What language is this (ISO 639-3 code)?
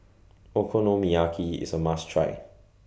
eng